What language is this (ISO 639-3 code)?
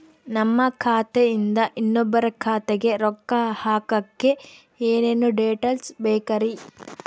kan